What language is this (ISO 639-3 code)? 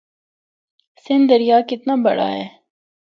hno